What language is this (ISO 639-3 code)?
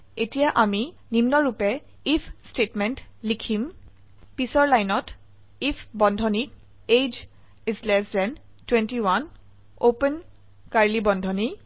asm